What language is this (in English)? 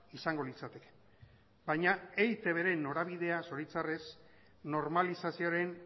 Basque